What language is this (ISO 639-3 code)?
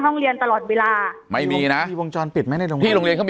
tha